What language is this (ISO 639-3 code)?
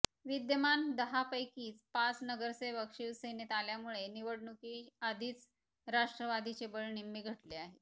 mar